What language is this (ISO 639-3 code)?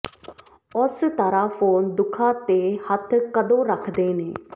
pan